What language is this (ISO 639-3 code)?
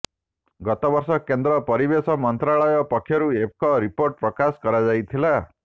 ori